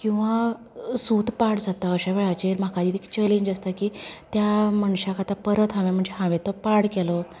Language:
Konkani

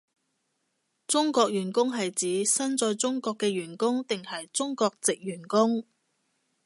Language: Cantonese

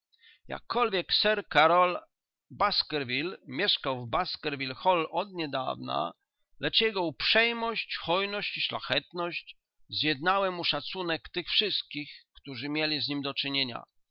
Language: Polish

